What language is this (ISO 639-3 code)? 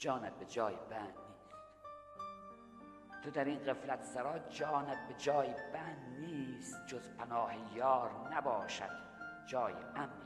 fas